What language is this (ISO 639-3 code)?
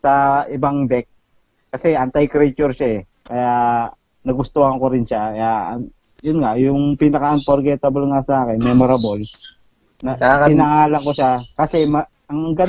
fil